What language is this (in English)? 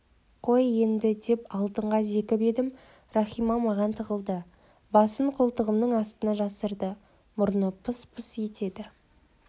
Kazakh